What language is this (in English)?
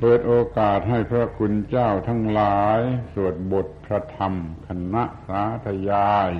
Thai